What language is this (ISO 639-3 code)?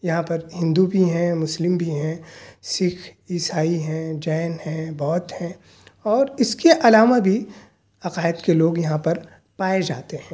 urd